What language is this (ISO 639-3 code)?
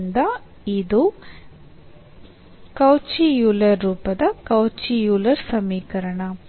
kan